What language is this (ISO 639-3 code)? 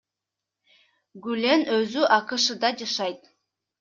kir